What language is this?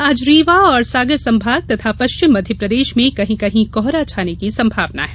Hindi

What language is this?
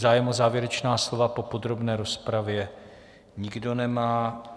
Czech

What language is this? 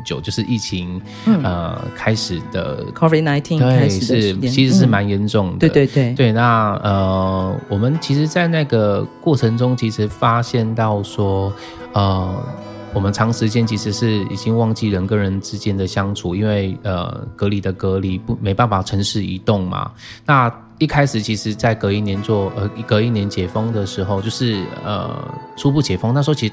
Chinese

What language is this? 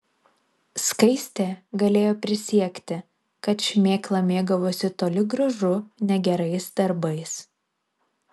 Lithuanian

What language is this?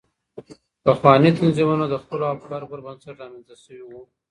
Pashto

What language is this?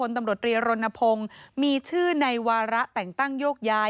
Thai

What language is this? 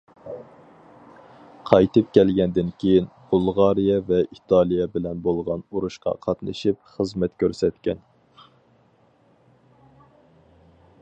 Uyghur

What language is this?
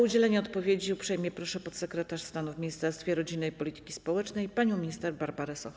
Polish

